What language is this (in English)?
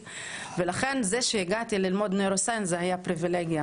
Hebrew